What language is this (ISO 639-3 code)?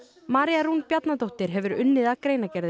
isl